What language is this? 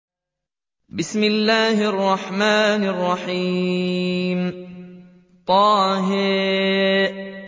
Arabic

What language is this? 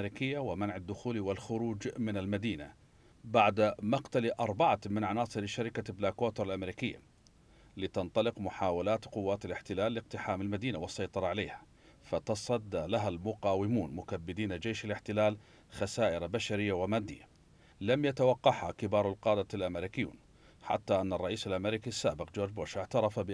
Arabic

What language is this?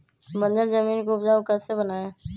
Magahi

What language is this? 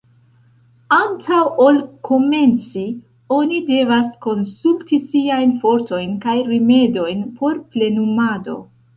Esperanto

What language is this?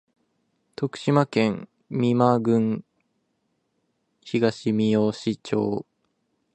Japanese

